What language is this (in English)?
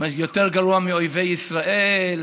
Hebrew